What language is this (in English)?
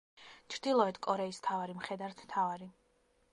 Georgian